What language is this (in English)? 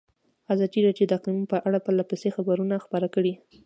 Pashto